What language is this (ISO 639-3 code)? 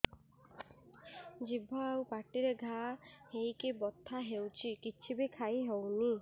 ori